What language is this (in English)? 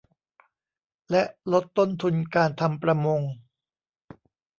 Thai